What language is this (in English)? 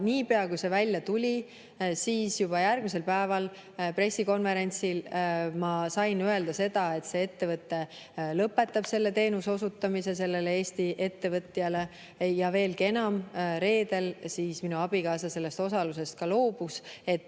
Estonian